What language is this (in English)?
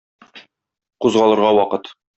Tatar